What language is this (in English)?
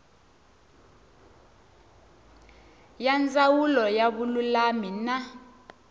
Tsonga